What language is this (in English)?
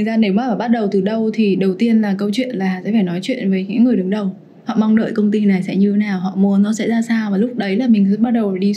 Vietnamese